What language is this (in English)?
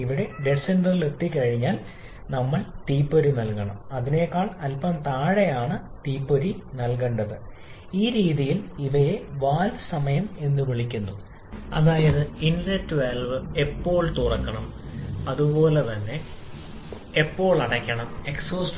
Malayalam